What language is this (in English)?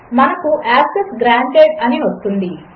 Telugu